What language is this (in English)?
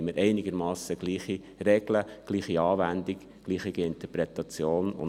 Swiss German